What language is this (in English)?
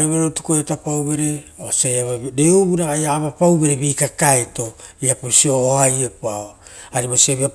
Rotokas